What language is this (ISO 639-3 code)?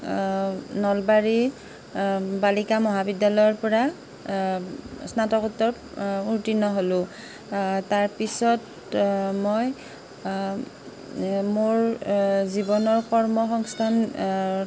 asm